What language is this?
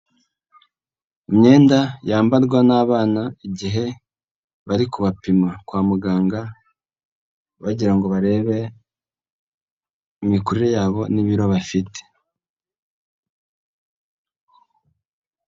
Kinyarwanda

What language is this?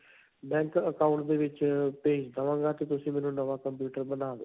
Punjabi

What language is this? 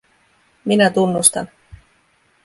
Finnish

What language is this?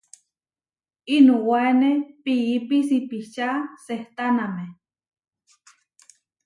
Huarijio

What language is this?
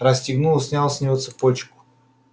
Russian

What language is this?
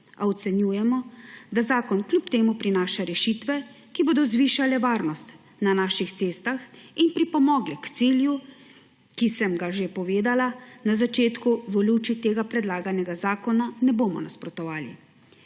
Slovenian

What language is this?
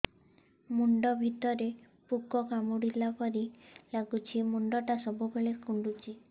Odia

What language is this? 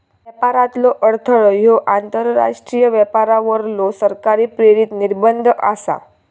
Marathi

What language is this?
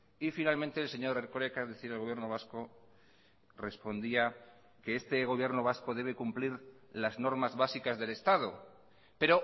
Spanish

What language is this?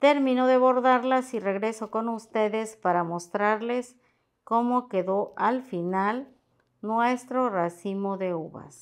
Spanish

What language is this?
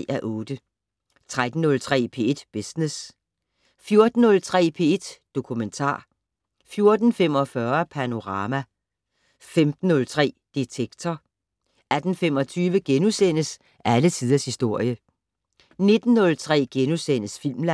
Danish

